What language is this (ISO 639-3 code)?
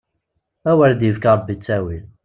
kab